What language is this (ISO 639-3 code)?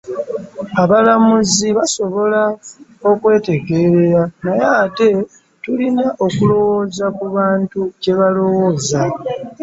lug